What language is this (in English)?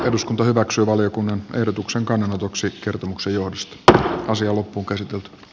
Finnish